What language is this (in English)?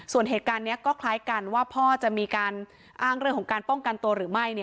Thai